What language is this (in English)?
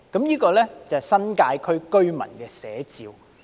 Cantonese